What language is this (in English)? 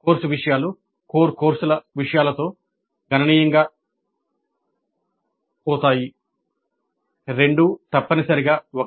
Telugu